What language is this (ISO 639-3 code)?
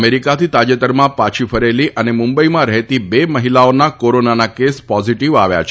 guj